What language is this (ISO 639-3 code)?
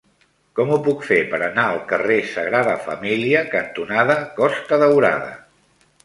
cat